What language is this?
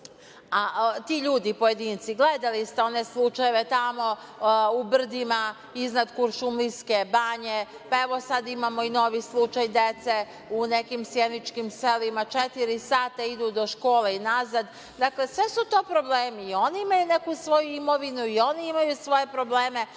Serbian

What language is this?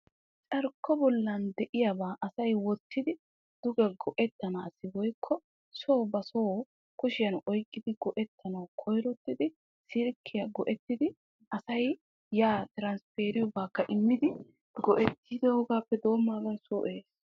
Wolaytta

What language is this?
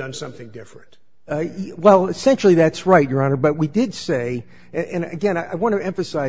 English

